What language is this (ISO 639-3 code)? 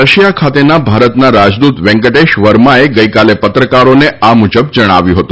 guj